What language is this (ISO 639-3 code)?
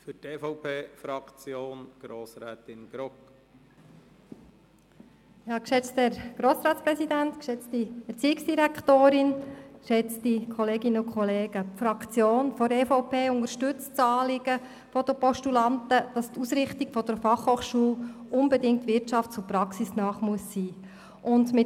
gsw